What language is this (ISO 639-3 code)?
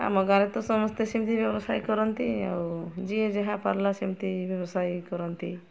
ori